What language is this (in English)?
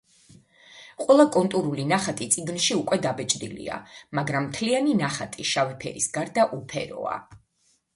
Georgian